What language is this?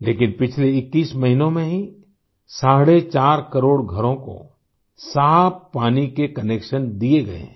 Hindi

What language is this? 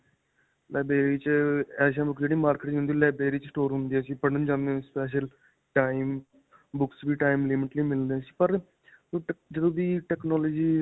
Punjabi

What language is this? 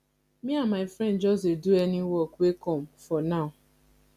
Nigerian Pidgin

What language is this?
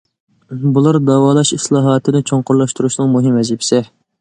Uyghur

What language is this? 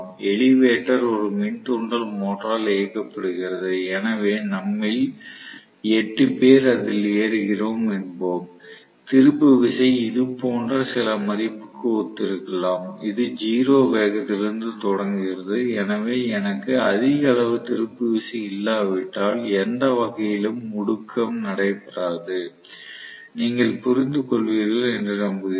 Tamil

